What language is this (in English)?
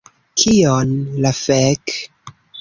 Esperanto